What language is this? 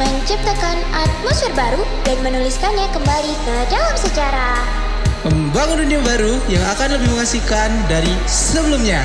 Indonesian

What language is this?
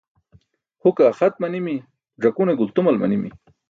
Burushaski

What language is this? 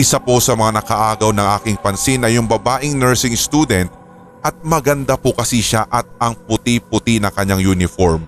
Filipino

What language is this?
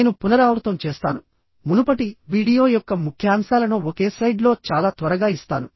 Telugu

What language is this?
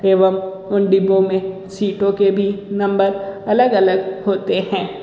Hindi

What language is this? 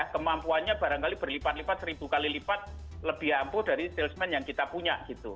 Indonesian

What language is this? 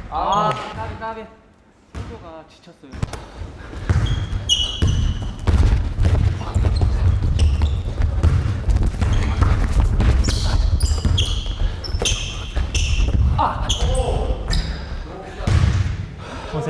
Korean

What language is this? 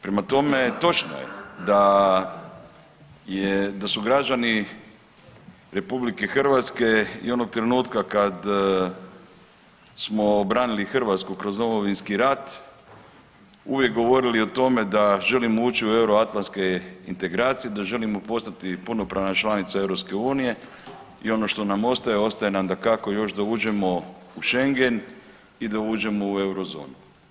Croatian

